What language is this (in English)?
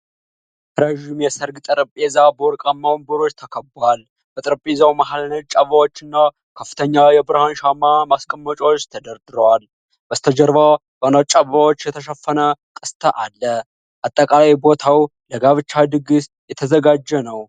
Amharic